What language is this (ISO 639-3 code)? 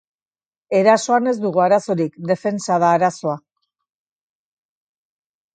eus